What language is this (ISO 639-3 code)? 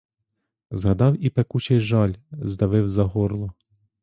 ukr